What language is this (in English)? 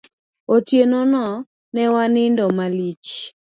Luo (Kenya and Tanzania)